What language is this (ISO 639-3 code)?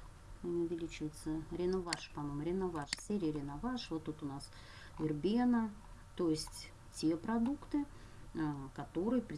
rus